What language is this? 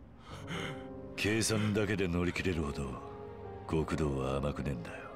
Japanese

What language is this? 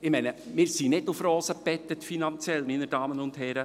Swiss German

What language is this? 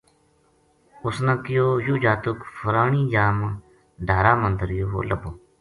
Gujari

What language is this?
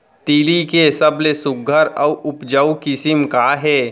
Chhattisgarhi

